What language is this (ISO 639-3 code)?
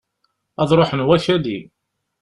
kab